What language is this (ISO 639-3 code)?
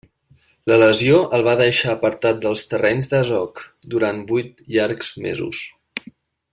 cat